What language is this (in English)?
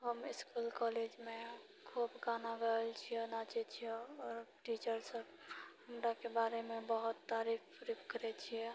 Maithili